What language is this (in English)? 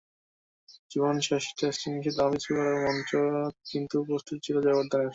Bangla